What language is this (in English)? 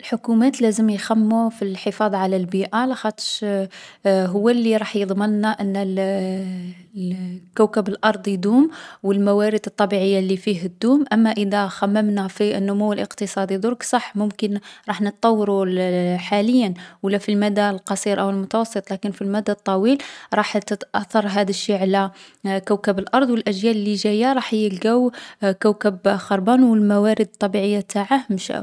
Algerian Arabic